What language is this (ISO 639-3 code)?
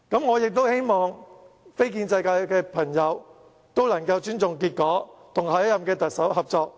yue